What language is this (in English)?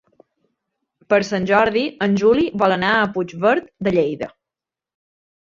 Catalan